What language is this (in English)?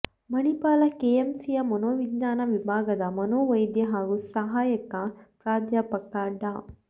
Kannada